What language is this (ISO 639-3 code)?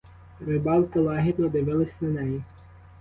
ukr